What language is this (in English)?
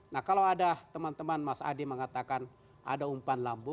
Indonesian